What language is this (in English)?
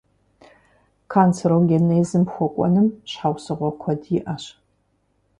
Kabardian